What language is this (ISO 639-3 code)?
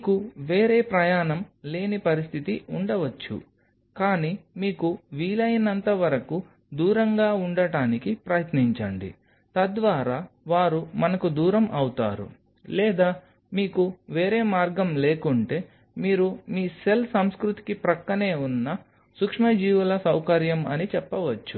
tel